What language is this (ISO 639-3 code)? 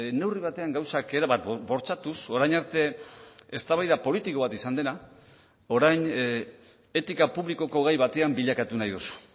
eus